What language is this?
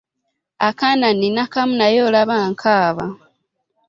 Ganda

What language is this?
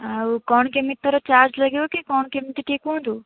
Odia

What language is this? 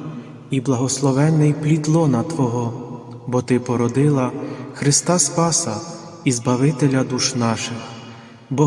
Ukrainian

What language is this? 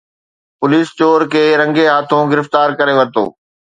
Sindhi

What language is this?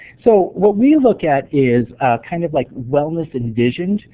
English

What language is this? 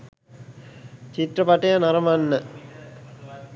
Sinhala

